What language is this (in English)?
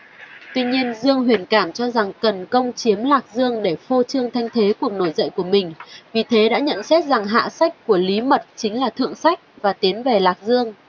Vietnamese